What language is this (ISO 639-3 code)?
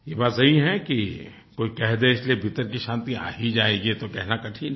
hin